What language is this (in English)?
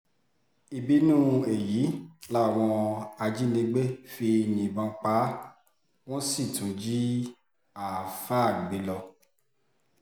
Yoruba